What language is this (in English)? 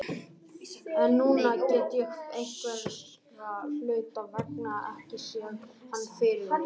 Icelandic